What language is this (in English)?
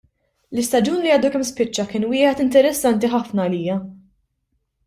Maltese